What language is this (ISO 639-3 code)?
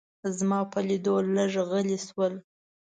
pus